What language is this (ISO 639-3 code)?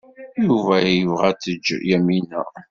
kab